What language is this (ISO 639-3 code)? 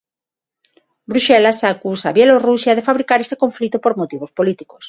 glg